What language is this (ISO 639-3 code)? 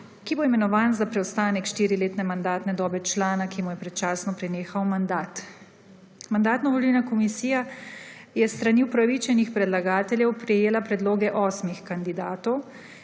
slv